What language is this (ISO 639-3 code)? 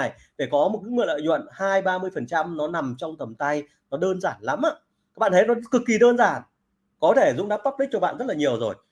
vie